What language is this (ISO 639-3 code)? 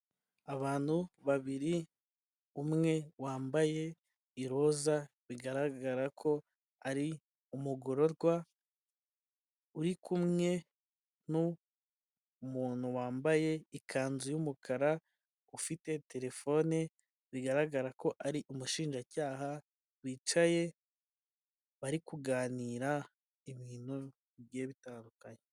kin